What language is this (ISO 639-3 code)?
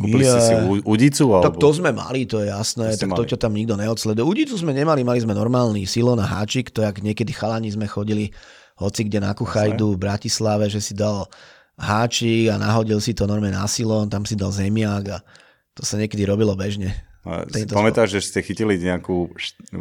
slk